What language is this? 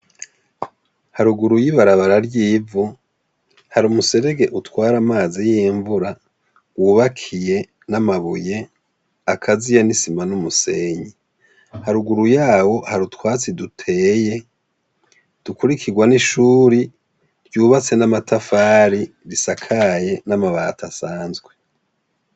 Rundi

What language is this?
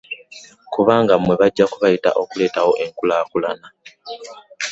Ganda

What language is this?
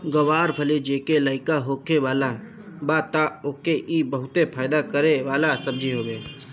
Bhojpuri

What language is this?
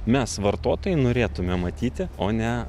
Lithuanian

